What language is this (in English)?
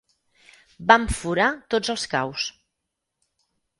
Catalan